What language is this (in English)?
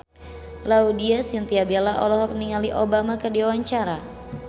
Sundanese